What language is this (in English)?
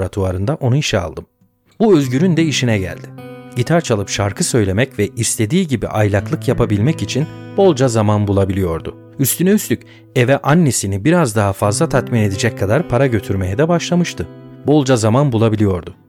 Turkish